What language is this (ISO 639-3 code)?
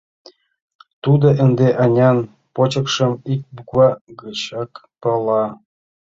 chm